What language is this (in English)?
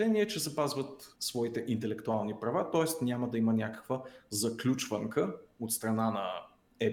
Bulgarian